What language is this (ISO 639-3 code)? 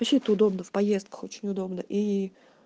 rus